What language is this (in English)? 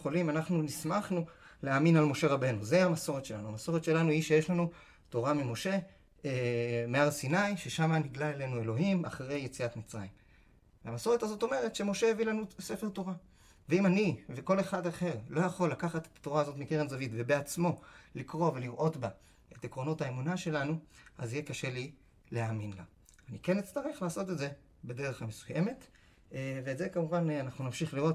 Hebrew